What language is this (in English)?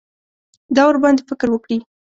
Pashto